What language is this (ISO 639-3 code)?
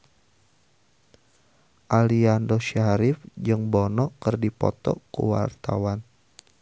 sun